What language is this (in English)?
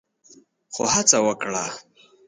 Pashto